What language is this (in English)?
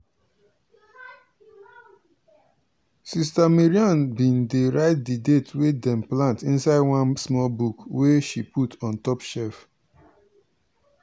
Nigerian Pidgin